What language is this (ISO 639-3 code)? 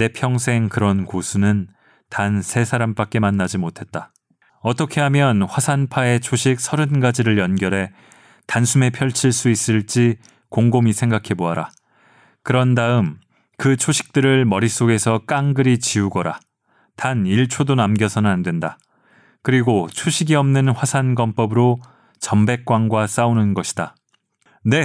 kor